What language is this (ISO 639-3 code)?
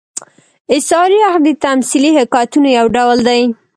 pus